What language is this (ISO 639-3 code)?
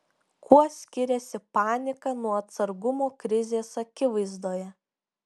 lit